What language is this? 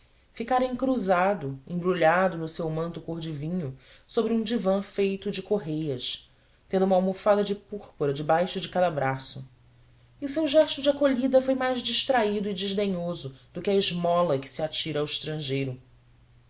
Portuguese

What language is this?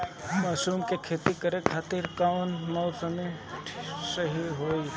Bhojpuri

